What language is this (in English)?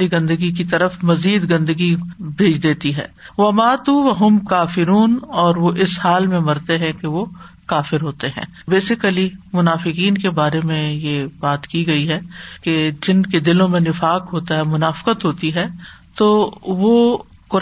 Urdu